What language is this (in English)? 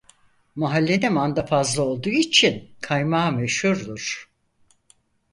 Turkish